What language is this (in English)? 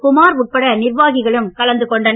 Tamil